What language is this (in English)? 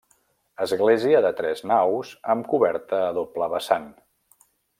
Catalan